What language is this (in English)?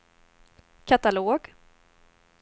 Swedish